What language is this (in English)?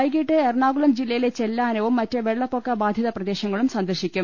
Malayalam